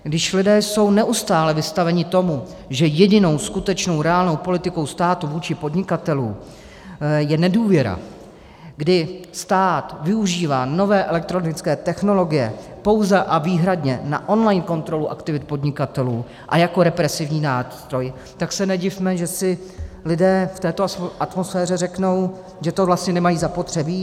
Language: Czech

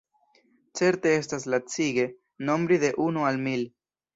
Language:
Esperanto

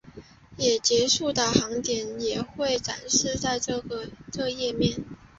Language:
Chinese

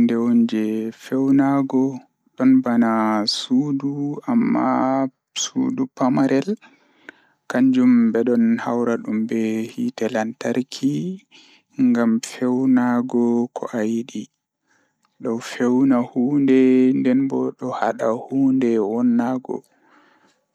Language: Fula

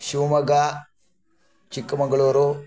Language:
Sanskrit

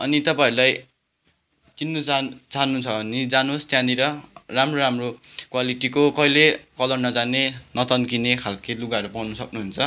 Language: Nepali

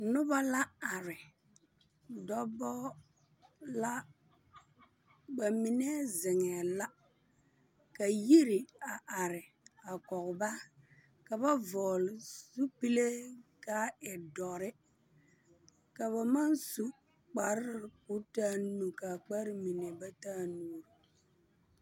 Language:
Southern Dagaare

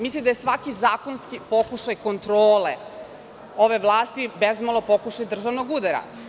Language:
Serbian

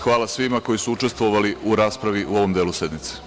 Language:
Serbian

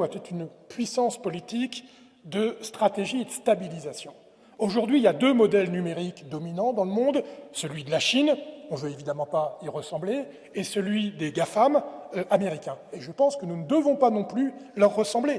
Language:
French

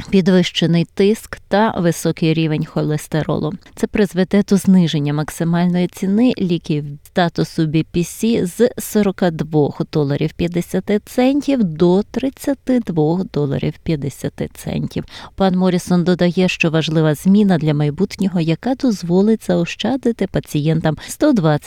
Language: Ukrainian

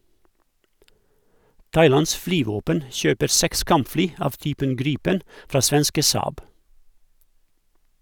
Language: Norwegian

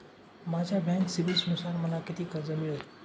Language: Marathi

